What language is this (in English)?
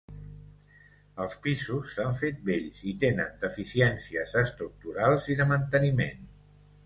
Catalan